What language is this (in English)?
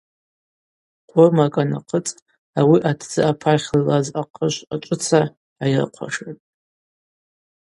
Abaza